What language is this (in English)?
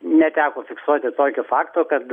Lithuanian